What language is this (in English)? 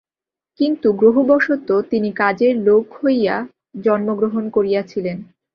Bangla